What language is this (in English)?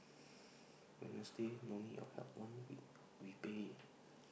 English